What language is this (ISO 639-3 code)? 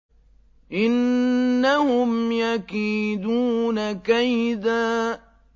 ara